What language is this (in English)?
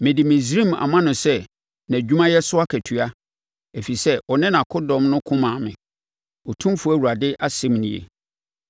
Akan